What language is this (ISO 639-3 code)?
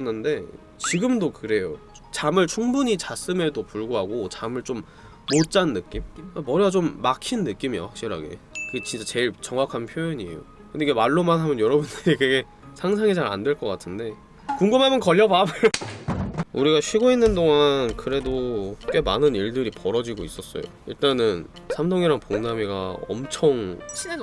kor